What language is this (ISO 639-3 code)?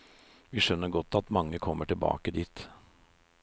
nor